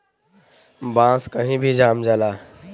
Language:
Bhojpuri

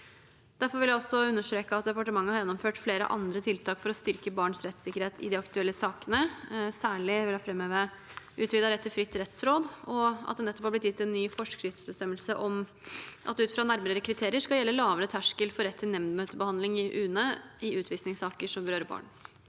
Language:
Norwegian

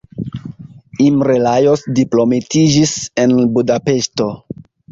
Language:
Esperanto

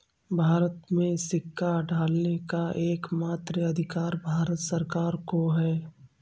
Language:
Hindi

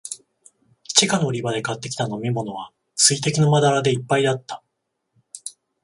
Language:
Japanese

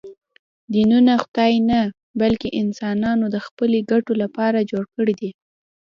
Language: Pashto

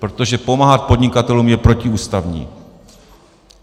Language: Czech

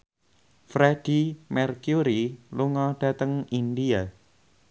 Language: Javanese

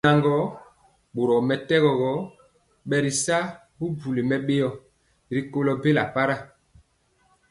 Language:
Mpiemo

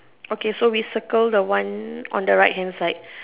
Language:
English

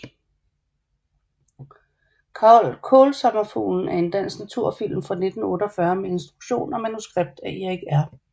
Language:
Danish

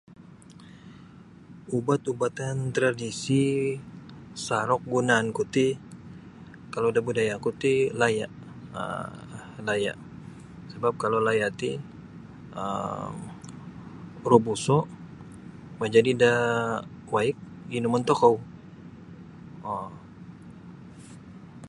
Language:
Sabah Bisaya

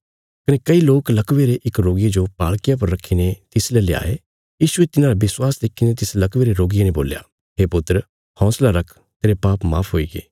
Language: Bilaspuri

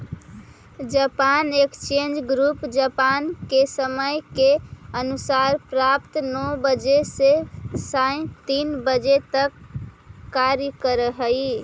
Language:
Magahi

